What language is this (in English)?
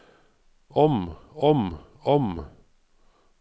Norwegian